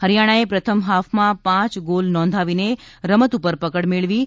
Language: Gujarati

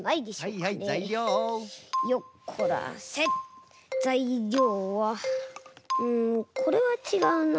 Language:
Japanese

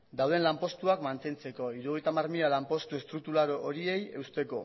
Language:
Basque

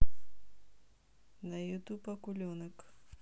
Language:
Russian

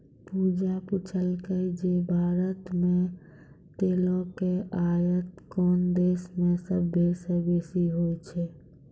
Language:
Maithili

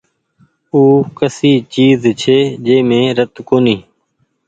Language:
Goaria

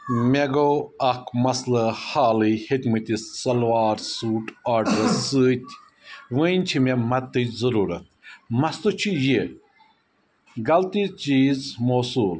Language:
Kashmiri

